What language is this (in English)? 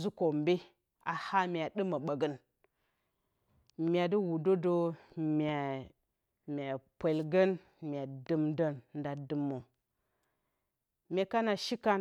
Bacama